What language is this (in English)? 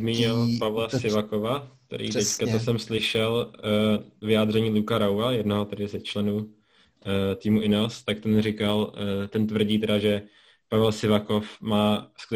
Czech